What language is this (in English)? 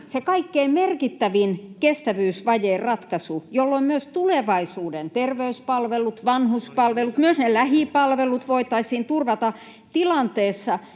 Finnish